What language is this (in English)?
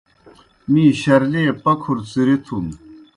Kohistani Shina